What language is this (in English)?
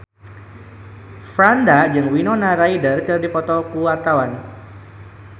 Sundanese